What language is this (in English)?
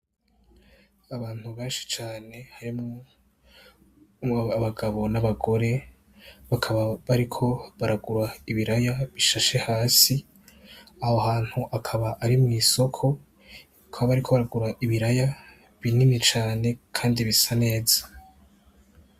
Rundi